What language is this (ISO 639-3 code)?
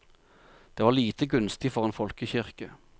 nor